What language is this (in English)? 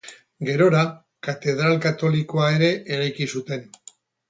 Basque